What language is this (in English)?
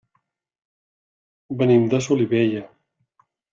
Catalan